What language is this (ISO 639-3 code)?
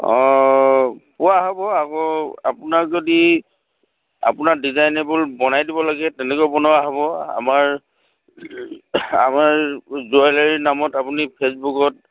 asm